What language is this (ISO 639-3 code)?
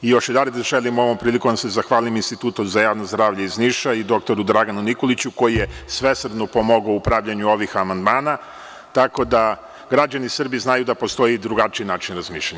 srp